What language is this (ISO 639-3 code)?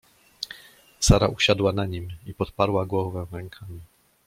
pol